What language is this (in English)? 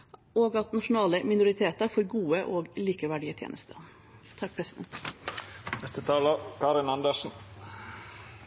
Norwegian Bokmål